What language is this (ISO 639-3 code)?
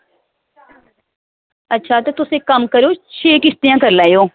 doi